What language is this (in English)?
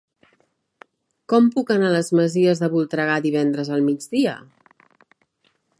Catalan